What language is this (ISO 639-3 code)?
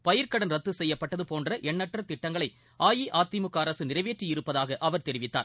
tam